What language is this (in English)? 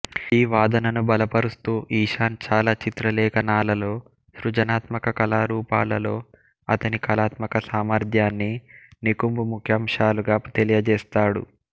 Telugu